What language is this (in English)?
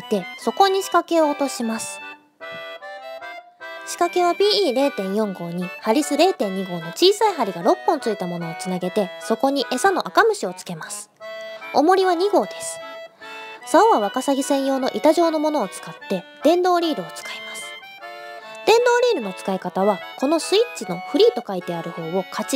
Japanese